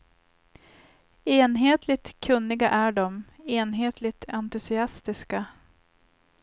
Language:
Swedish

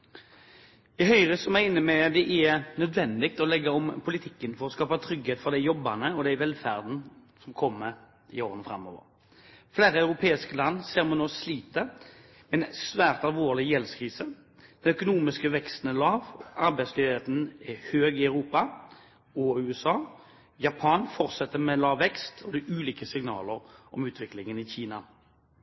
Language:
Norwegian Bokmål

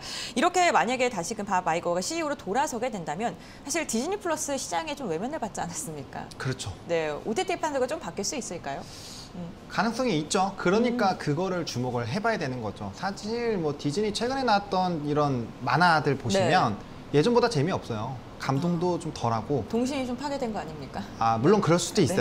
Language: Korean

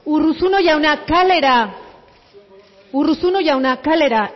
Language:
Basque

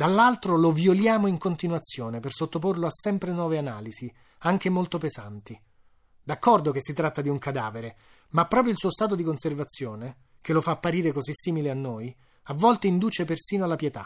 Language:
Italian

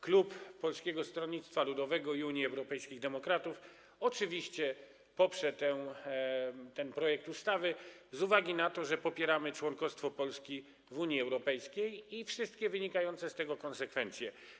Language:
Polish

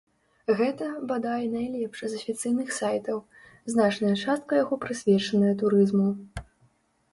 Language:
Belarusian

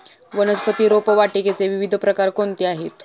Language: Marathi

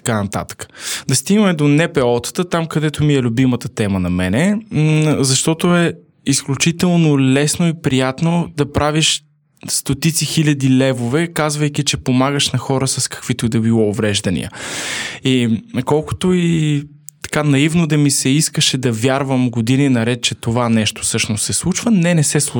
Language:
Bulgarian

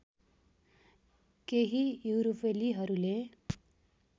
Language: Nepali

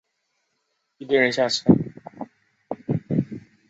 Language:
Chinese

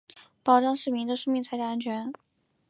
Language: Chinese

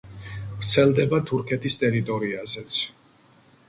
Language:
Georgian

